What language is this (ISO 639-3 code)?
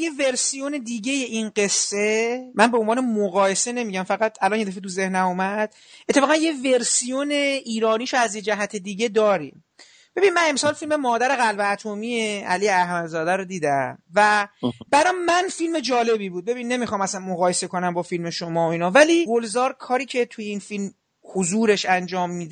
fas